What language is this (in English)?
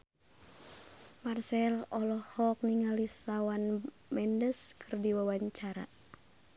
Sundanese